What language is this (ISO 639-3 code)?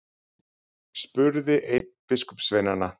isl